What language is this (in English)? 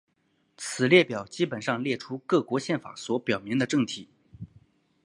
Chinese